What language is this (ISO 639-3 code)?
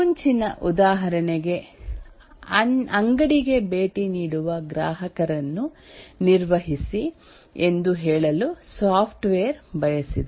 kan